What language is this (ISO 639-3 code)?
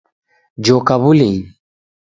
dav